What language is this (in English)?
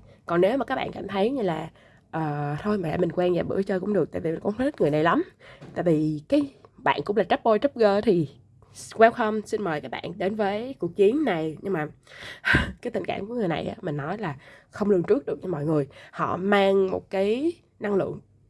Vietnamese